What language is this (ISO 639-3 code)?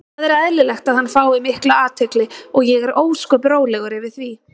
isl